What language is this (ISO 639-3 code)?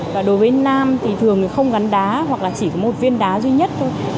vie